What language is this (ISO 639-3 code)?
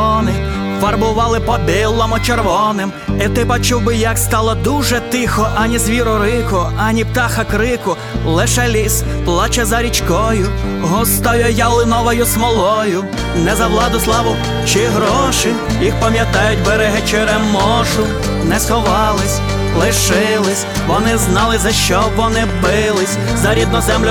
ukr